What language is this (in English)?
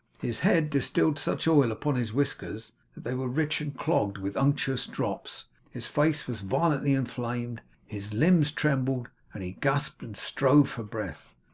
English